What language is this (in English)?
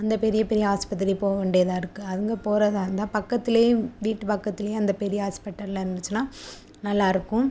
Tamil